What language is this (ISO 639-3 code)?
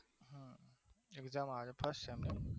guj